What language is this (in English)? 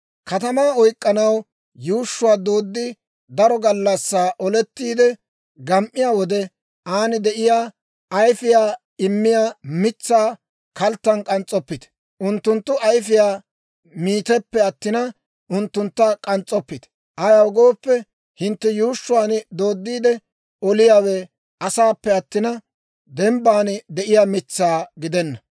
Dawro